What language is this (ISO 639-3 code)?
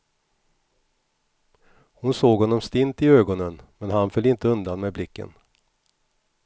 swe